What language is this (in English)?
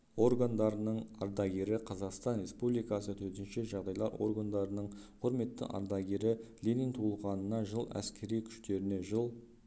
Kazakh